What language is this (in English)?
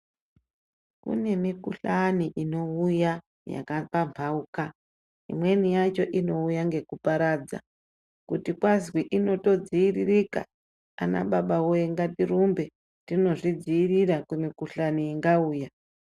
Ndau